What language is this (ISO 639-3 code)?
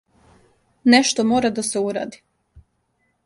srp